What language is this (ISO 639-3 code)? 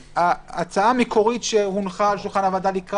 heb